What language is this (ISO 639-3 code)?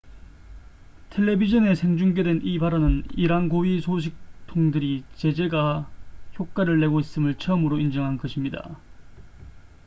kor